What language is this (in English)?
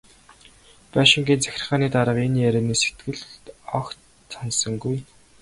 Mongolian